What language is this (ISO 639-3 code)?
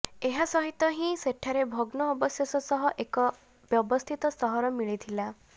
ori